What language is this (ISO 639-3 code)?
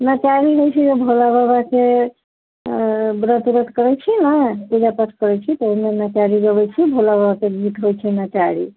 mai